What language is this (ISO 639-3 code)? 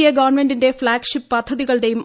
mal